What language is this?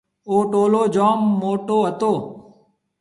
Marwari (Pakistan)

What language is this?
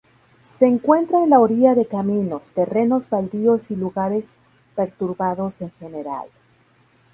Spanish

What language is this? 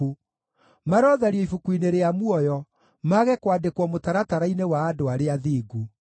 Kikuyu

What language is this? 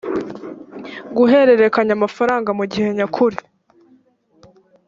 Kinyarwanda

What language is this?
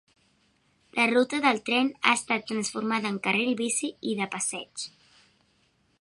Catalan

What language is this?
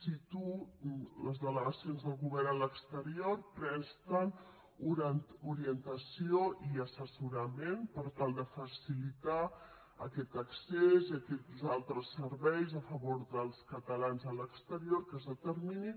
Catalan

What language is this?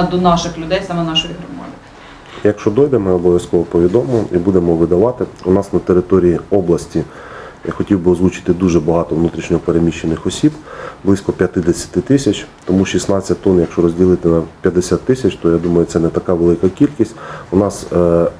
Ukrainian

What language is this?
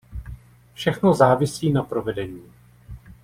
Czech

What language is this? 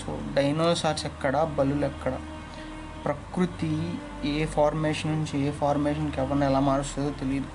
Telugu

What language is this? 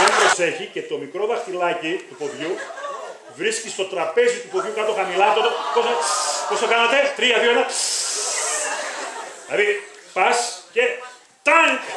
Greek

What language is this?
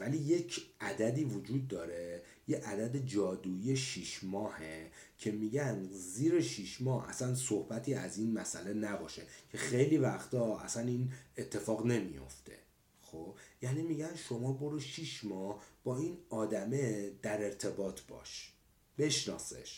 Persian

